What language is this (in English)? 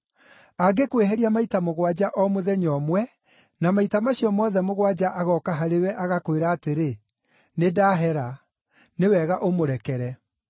Kikuyu